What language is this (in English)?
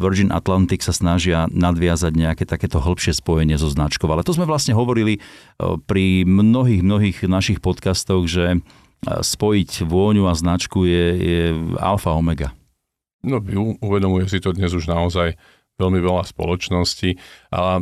Slovak